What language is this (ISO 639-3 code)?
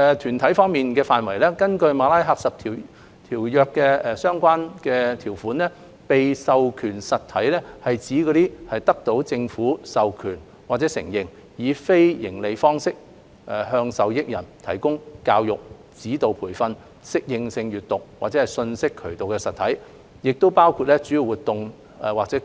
yue